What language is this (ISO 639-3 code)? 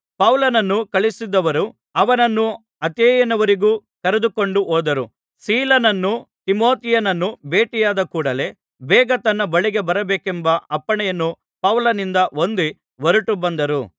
kan